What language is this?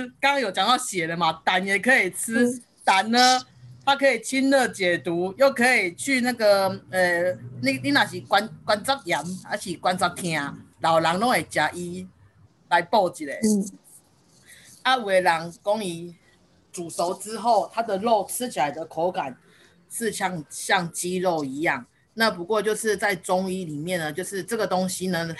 Chinese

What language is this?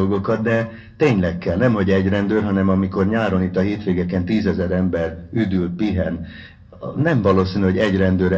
Hungarian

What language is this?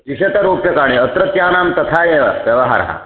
Sanskrit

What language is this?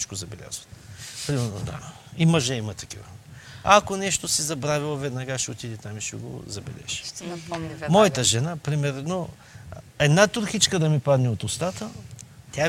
Bulgarian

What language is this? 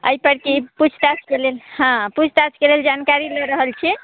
Maithili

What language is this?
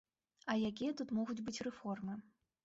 Belarusian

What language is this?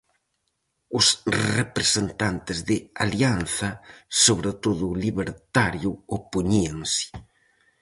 Galician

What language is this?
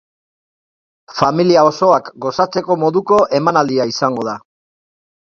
Basque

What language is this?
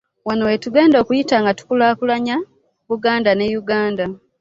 Ganda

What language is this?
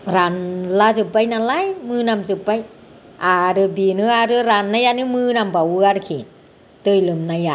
Bodo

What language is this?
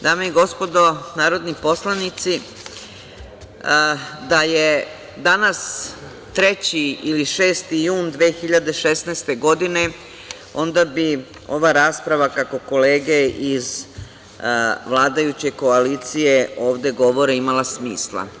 Serbian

